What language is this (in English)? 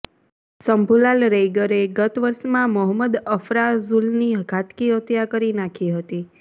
Gujarati